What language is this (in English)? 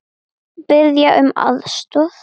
Icelandic